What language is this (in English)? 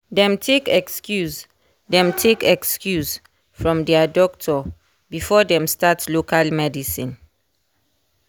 Nigerian Pidgin